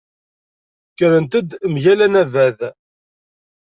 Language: Kabyle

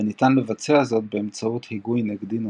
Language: Hebrew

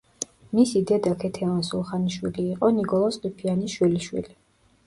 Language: Georgian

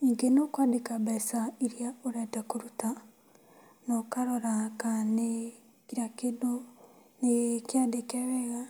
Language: Kikuyu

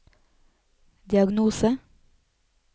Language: Norwegian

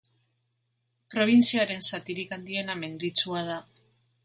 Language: Basque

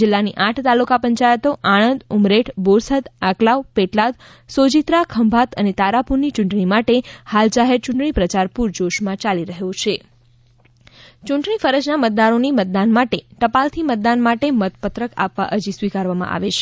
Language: Gujarati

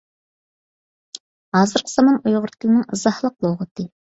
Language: Uyghur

